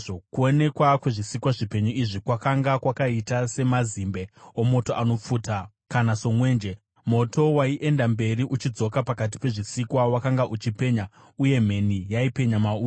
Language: Shona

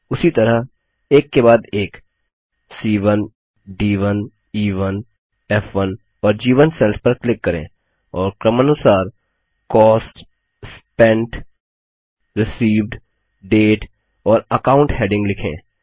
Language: Hindi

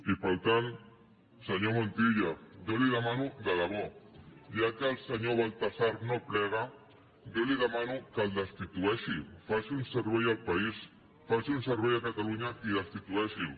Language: Catalan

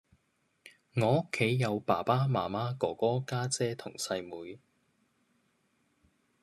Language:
Cantonese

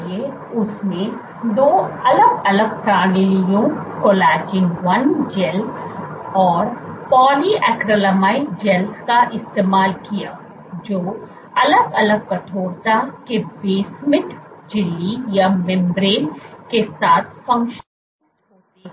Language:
Hindi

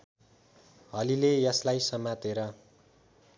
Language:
Nepali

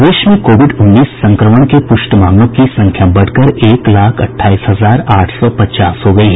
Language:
Hindi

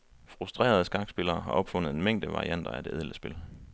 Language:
Danish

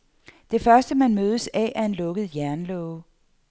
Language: Danish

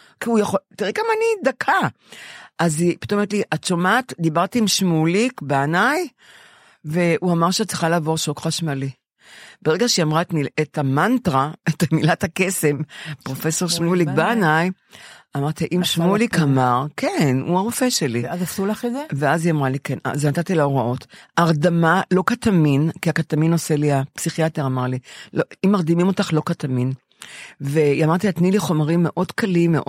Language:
Hebrew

